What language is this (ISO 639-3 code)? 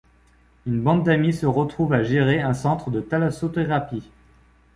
fra